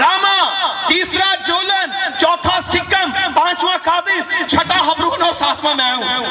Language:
Urdu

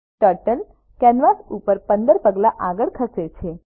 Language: Gujarati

